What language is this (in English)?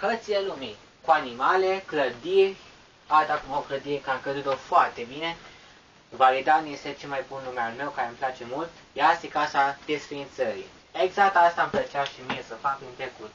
Romanian